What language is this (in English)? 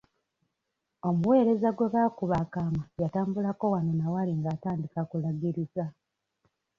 Ganda